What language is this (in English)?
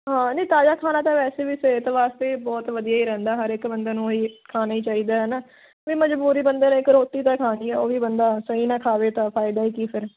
Punjabi